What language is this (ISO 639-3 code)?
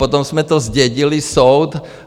ces